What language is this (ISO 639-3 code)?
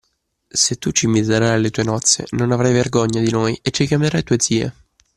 ita